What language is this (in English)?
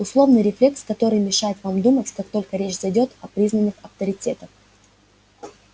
Russian